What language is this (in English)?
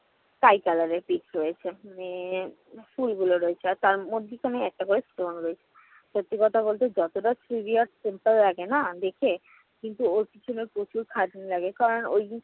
Bangla